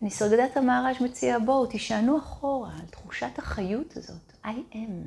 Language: Hebrew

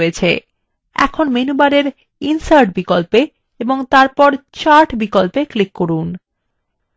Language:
Bangla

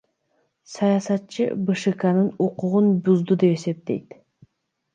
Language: Kyrgyz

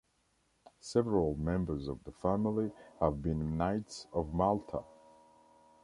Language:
English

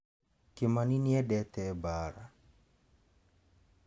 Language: Kikuyu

